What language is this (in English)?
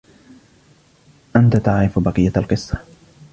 Arabic